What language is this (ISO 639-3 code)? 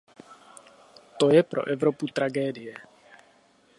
ces